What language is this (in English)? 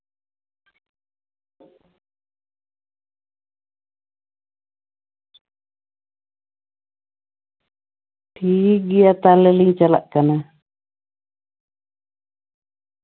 Santali